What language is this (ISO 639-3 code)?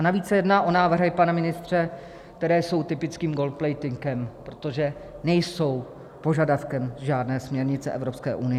ces